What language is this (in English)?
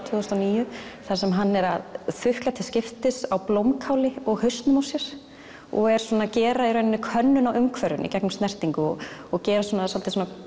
Icelandic